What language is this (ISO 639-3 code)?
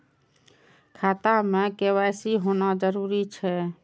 mai